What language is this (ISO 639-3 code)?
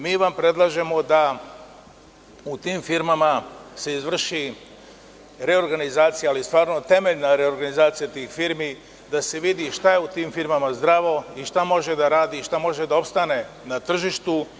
srp